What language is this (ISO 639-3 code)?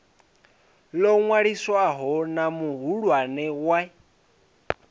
ven